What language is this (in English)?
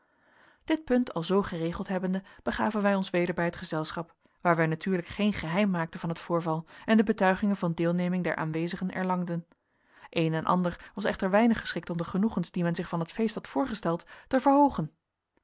Dutch